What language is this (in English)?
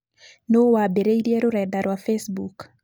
Kikuyu